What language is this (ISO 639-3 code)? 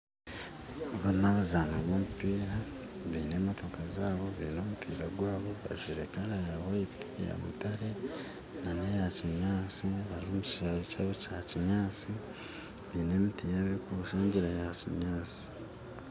nyn